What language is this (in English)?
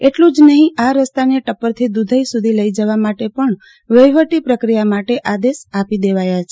Gujarati